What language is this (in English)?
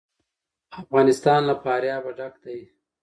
Pashto